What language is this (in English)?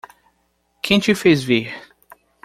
Portuguese